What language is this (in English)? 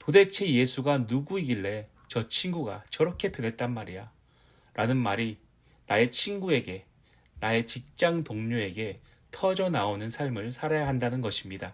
Korean